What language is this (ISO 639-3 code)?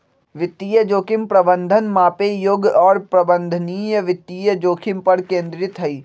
mag